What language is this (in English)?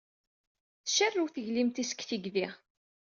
Kabyle